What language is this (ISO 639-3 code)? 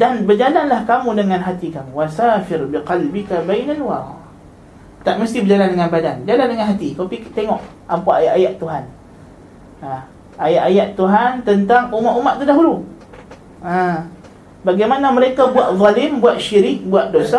msa